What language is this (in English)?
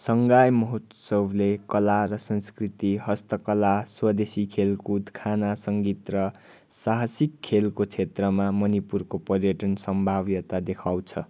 Nepali